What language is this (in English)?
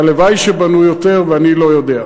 Hebrew